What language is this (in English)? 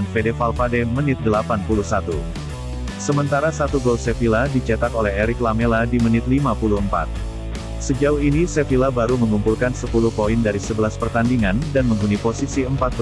Indonesian